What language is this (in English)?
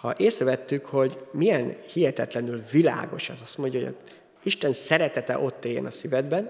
Hungarian